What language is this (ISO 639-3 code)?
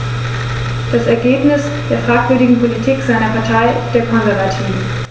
deu